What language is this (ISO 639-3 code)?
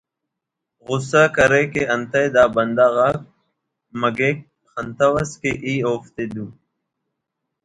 brh